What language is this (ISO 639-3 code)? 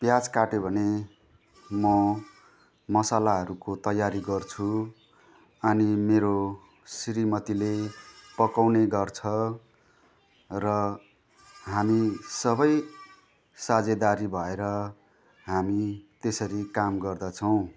nep